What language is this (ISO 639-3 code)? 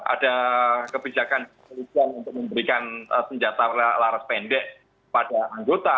ind